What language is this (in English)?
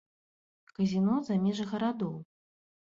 Belarusian